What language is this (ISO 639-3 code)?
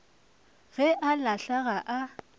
nso